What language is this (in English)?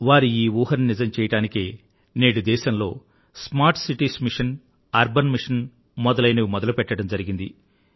Telugu